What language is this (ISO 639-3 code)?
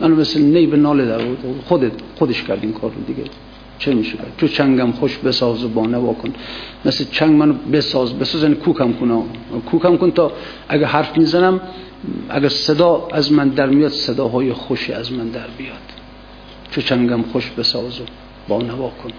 fas